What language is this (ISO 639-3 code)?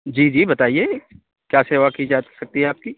urd